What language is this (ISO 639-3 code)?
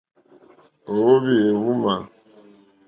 bri